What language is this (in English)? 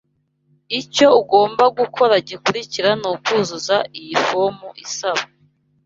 Kinyarwanda